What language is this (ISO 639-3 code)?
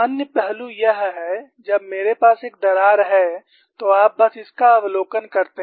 hin